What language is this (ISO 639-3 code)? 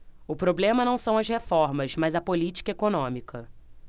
por